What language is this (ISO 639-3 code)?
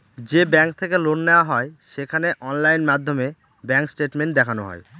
ben